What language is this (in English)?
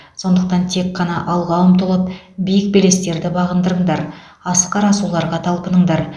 Kazakh